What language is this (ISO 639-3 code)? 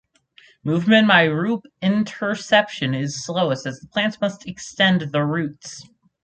eng